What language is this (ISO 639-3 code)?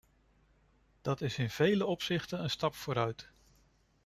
nld